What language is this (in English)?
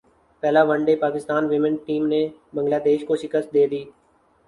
Urdu